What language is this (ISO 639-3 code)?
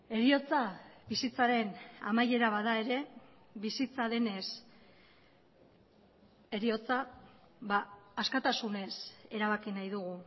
eus